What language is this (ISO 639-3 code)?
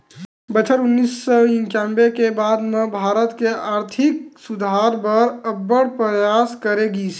hne